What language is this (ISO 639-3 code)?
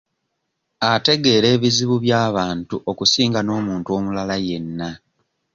lug